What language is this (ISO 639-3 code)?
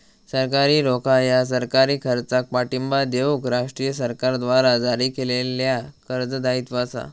mar